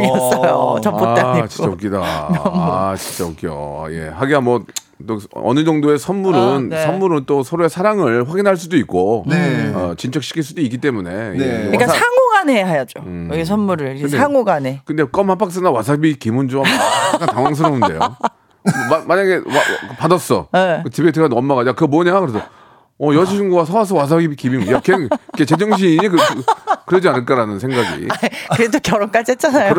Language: Korean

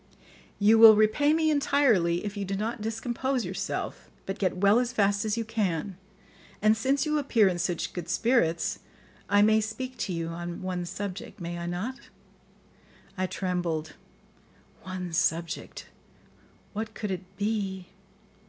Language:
English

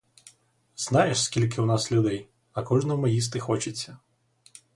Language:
Ukrainian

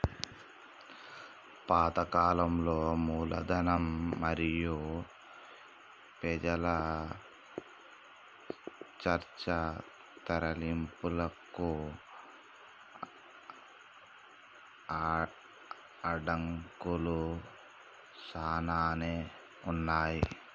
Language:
Telugu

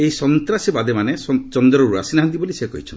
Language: Odia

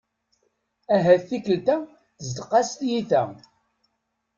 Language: Kabyle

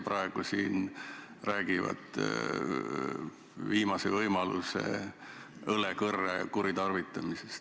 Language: Estonian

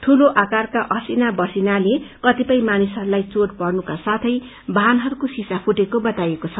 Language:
Nepali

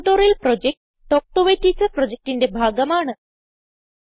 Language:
Malayalam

